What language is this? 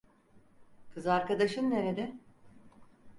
Turkish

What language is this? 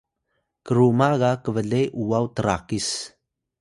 Atayal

